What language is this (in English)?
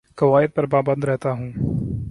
Urdu